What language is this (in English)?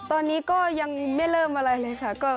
Thai